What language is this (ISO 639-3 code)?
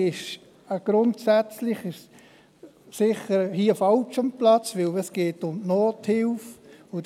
gsw